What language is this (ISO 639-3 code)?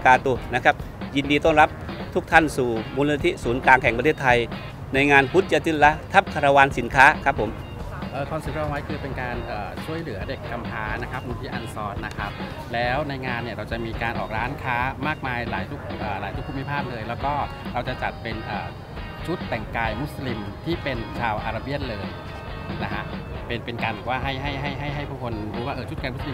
tha